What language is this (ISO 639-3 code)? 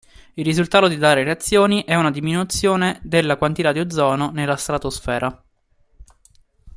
ita